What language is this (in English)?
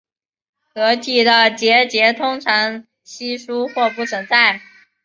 Chinese